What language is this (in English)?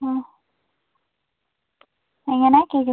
Malayalam